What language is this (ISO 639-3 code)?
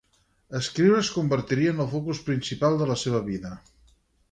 cat